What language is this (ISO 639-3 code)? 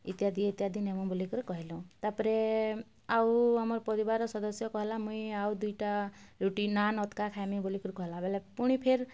ori